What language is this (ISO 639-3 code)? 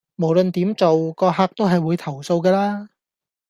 yue